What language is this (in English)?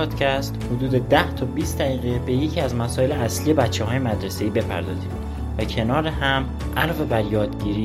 Persian